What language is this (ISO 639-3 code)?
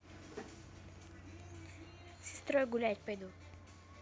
rus